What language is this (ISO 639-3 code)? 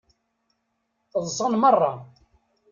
kab